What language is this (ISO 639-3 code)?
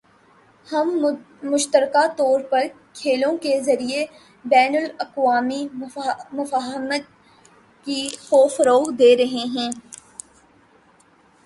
urd